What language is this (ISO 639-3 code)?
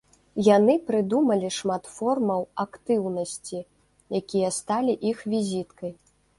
bel